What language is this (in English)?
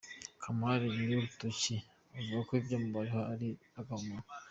Kinyarwanda